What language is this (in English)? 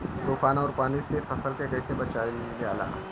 Bhojpuri